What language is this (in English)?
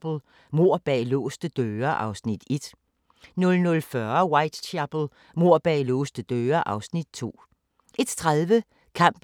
Danish